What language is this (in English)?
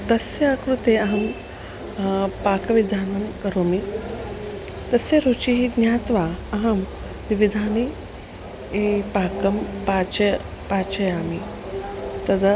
Sanskrit